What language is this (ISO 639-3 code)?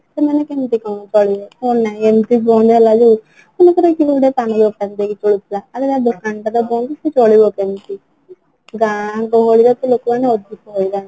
ori